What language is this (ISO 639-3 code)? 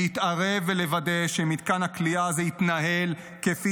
heb